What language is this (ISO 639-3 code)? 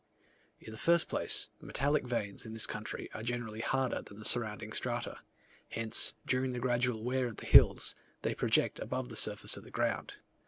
eng